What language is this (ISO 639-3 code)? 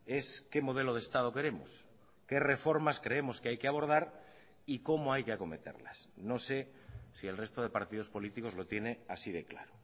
spa